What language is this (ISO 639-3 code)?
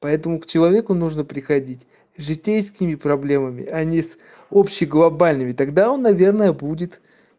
rus